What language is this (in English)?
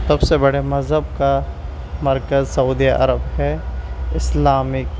Urdu